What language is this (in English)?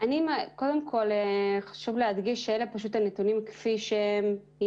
Hebrew